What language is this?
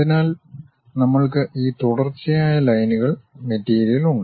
Malayalam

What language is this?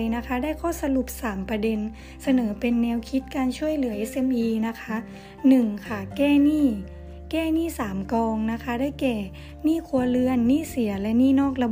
Thai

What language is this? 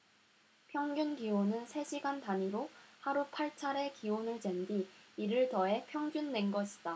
Korean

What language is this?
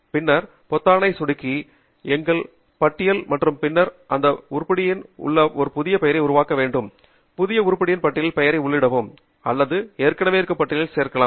Tamil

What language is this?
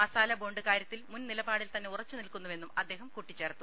Malayalam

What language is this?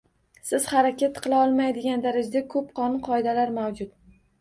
Uzbek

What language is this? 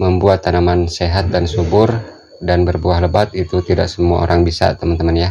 Indonesian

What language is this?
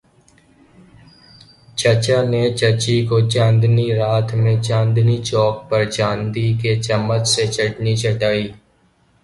Urdu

